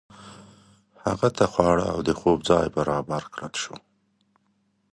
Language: Pashto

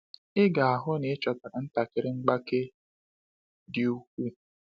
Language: Igbo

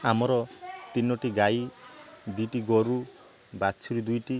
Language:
Odia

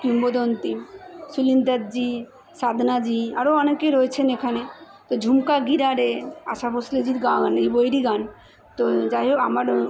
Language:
Bangla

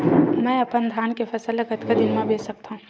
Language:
Chhattisgarhi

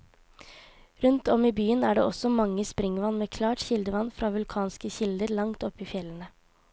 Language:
Norwegian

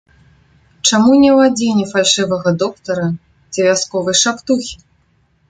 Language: Belarusian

